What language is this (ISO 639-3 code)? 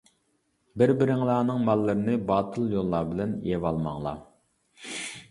uig